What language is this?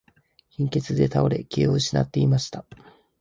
Japanese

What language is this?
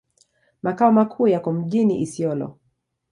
Swahili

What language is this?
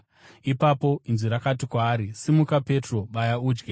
Shona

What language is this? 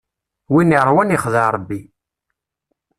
Kabyle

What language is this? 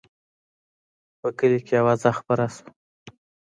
Pashto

